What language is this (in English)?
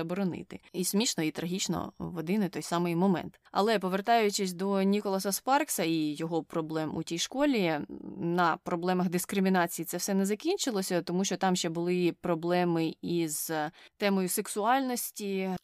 Ukrainian